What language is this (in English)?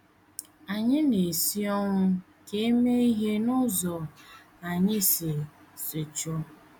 Igbo